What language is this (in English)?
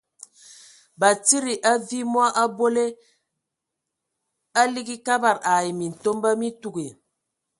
Ewondo